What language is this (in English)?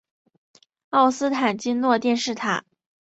Chinese